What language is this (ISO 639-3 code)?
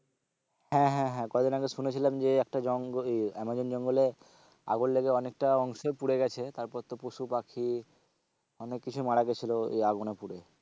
ben